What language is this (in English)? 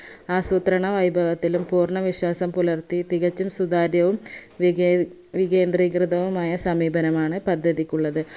Malayalam